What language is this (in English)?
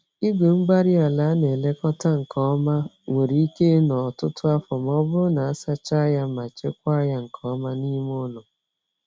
Igbo